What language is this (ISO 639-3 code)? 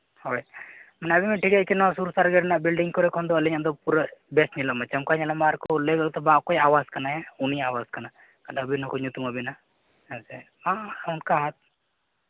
sat